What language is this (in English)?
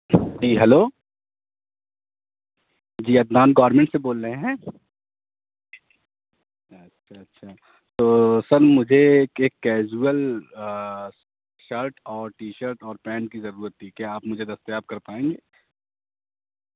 Urdu